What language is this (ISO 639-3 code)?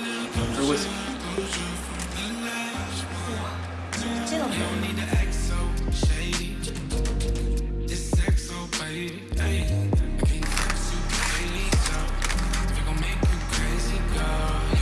kor